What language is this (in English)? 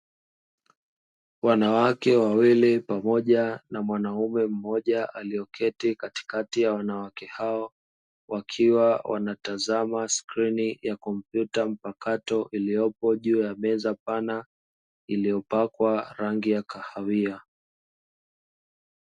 Swahili